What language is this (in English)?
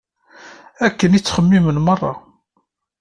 Kabyle